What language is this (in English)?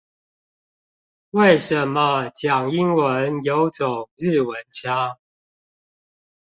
Chinese